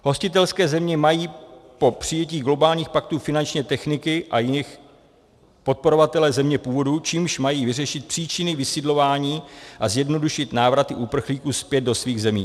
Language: Czech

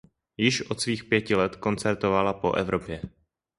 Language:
Czech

